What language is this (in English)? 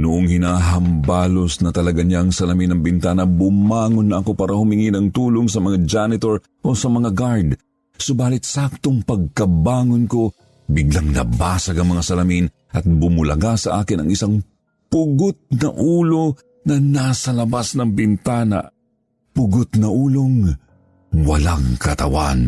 Filipino